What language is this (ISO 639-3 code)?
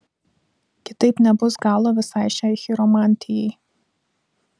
lit